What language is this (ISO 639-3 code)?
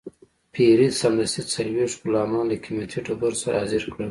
pus